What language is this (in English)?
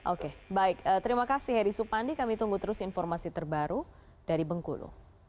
Indonesian